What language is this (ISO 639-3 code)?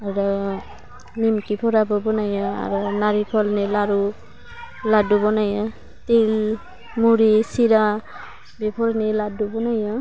brx